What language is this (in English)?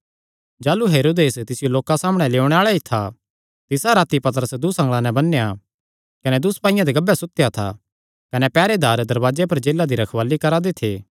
Kangri